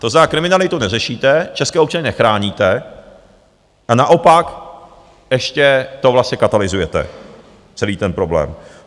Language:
Czech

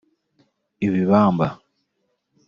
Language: Kinyarwanda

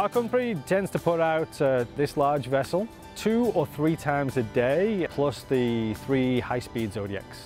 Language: English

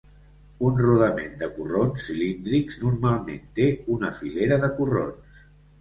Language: Catalan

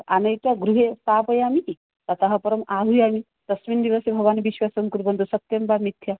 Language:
Sanskrit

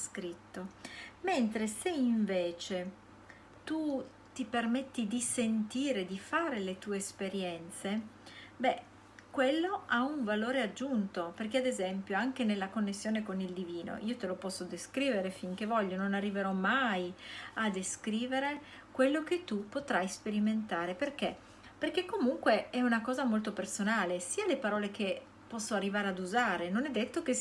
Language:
Italian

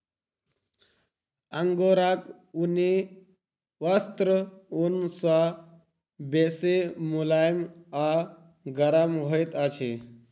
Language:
Maithili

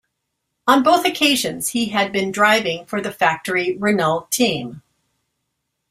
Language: English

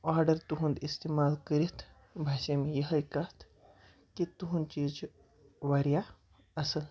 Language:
Kashmiri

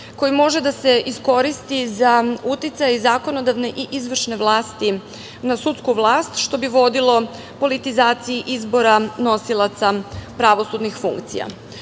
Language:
Serbian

